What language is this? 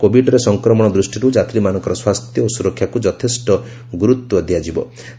Odia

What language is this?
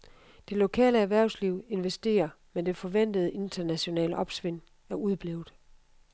Danish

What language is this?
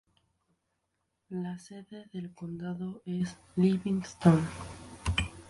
Spanish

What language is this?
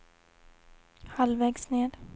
Swedish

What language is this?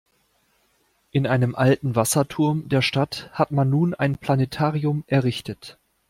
German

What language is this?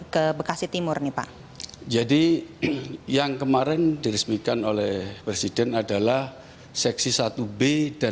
Indonesian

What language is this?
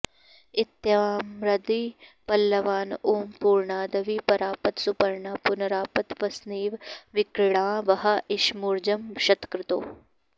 Sanskrit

